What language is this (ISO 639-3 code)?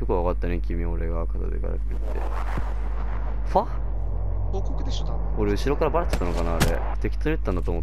jpn